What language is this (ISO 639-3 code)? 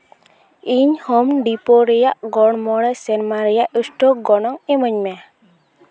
sat